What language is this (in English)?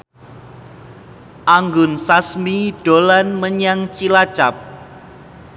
Javanese